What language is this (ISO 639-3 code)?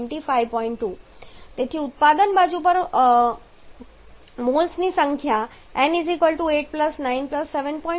guj